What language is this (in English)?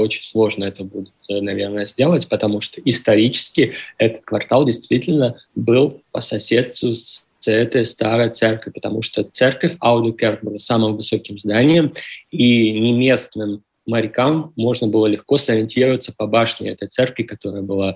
Russian